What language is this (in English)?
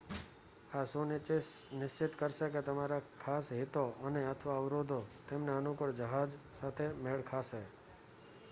Gujarati